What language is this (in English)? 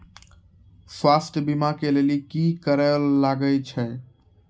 Maithili